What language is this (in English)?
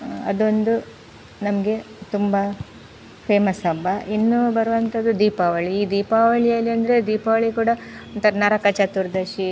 Kannada